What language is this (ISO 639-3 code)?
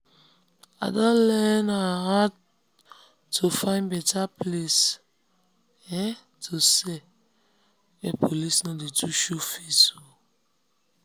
pcm